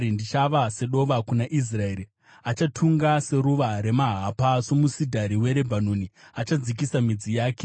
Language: Shona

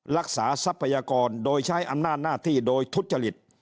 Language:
Thai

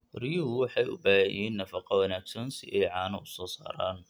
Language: Somali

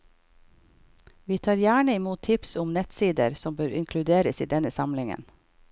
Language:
Norwegian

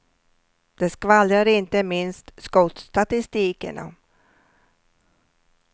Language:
Swedish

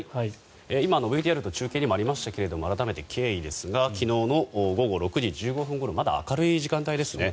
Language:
Japanese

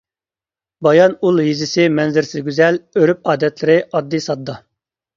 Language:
Uyghur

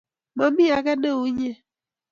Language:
Kalenjin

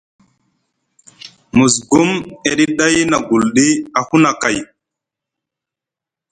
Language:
Musgu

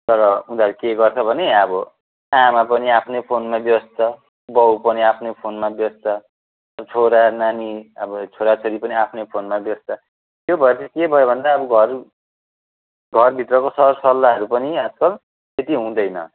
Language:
Nepali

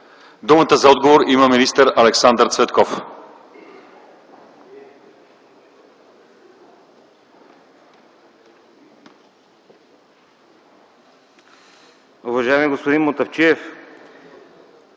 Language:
Bulgarian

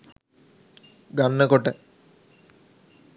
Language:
Sinhala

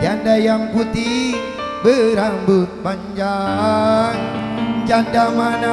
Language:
Indonesian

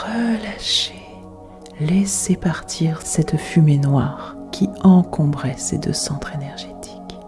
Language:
French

